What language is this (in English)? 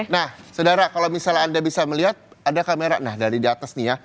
Indonesian